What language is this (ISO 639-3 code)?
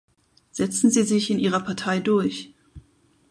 deu